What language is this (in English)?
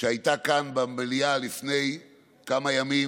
Hebrew